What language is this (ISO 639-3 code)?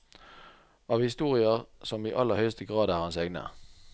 nor